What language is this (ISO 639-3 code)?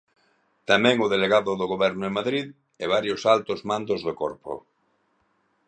glg